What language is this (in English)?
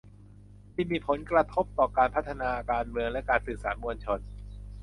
Thai